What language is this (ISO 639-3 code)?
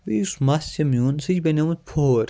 kas